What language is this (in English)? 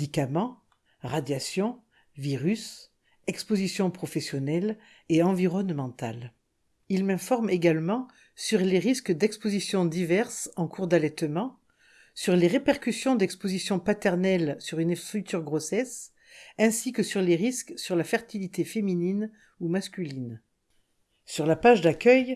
French